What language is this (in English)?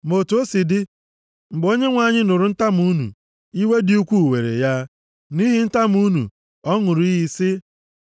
Igbo